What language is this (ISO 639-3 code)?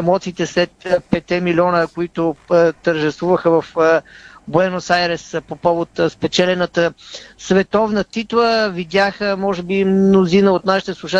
bul